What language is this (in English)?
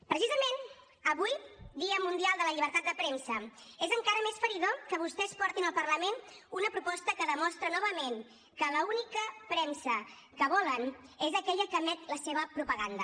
Catalan